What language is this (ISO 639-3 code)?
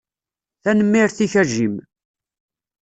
kab